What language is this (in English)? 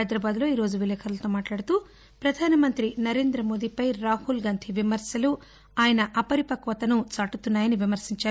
Telugu